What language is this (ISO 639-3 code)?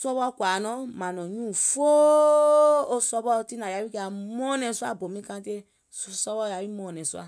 gol